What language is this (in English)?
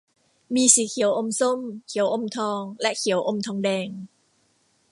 Thai